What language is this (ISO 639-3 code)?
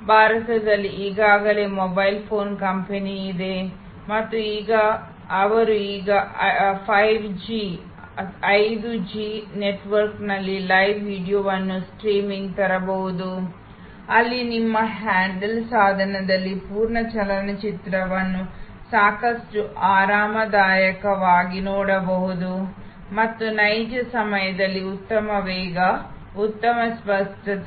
kan